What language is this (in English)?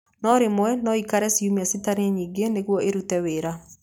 Kikuyu